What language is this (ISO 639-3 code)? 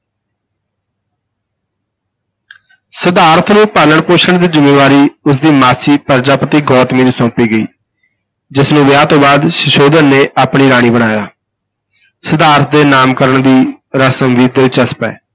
pan